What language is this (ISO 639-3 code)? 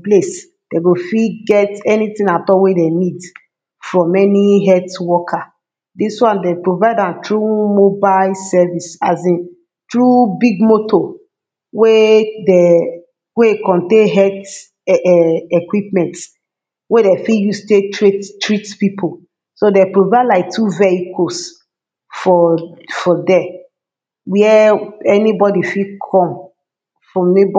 pcm